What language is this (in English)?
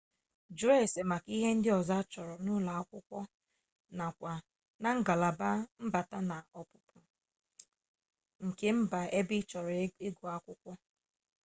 Igbo